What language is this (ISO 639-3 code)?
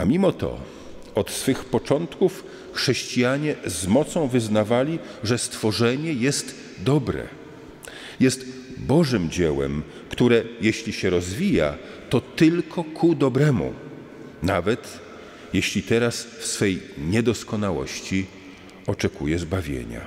pol